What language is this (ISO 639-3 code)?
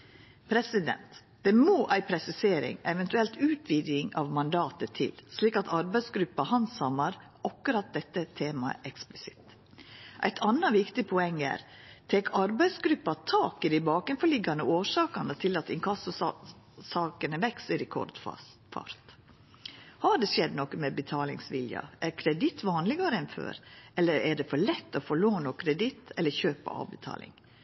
nno